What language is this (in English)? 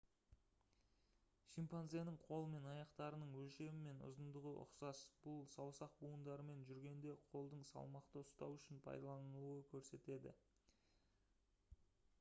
Kazakh